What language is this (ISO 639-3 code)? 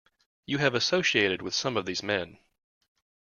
eng